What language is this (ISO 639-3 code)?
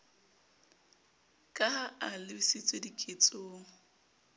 sot